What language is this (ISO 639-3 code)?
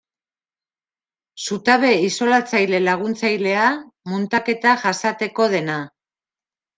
eus